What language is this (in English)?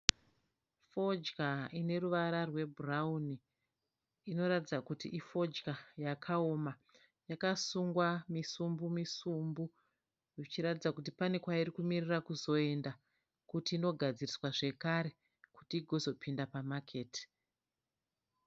Shona